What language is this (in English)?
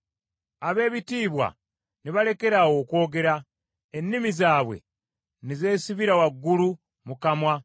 Ganda